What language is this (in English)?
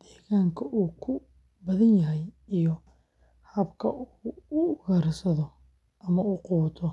Somali